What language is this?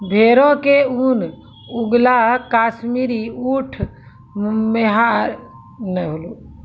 Maithili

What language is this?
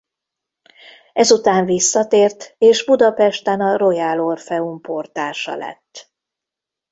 Hungarian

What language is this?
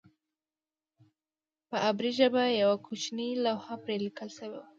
Pashto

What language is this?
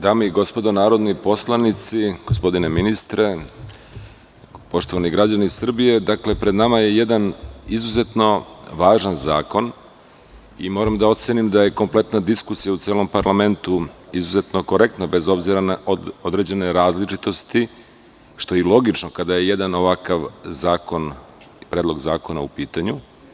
Serbian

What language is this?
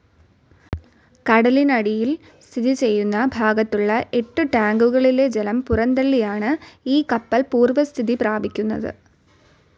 Malayalam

